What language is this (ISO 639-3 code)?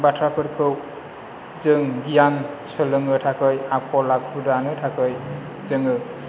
brx